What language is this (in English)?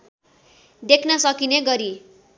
Nepali